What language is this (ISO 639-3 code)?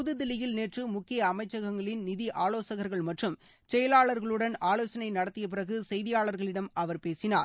tam